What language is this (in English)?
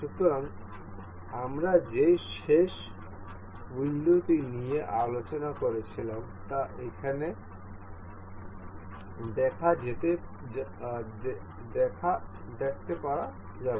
Bangla